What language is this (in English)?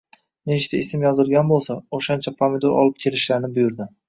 Uzbek